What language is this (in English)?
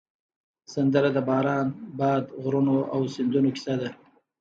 Pashto